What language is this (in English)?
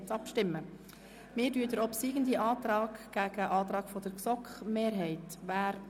Swiss German